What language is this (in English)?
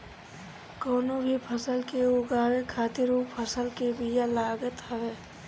Bhojpuri